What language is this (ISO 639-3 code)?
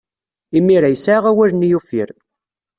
kab